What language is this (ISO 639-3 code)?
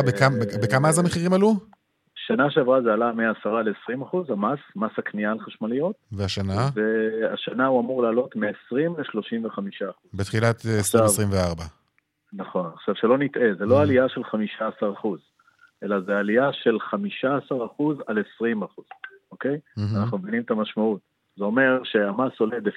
heb